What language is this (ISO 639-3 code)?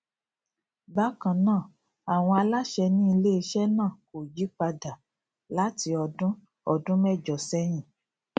yor